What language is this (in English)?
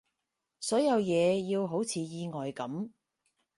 Cantonese